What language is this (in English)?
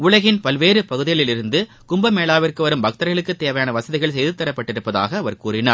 Tamil